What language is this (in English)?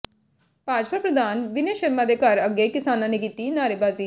Punjabi